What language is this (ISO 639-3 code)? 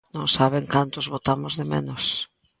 glg